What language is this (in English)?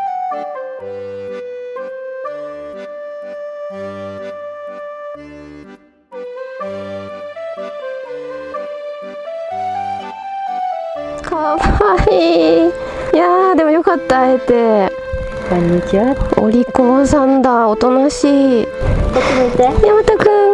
Japanese